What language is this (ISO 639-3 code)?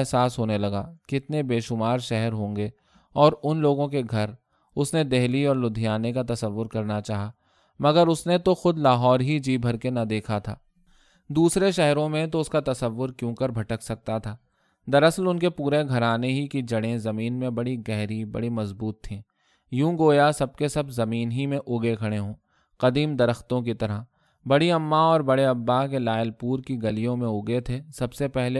urd